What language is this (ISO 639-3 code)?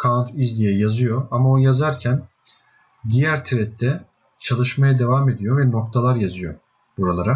tur